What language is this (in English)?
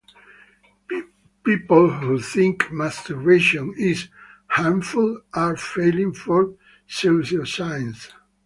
English